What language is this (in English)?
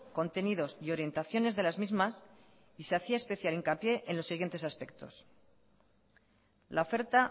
Spanish